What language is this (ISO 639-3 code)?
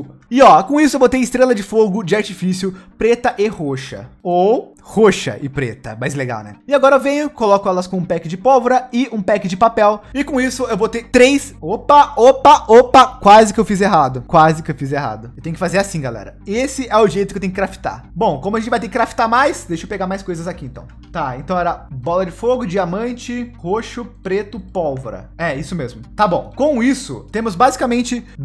por